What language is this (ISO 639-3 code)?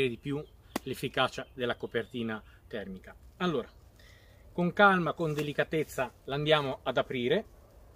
ita